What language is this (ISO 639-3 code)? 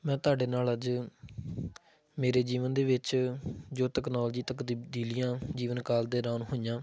pan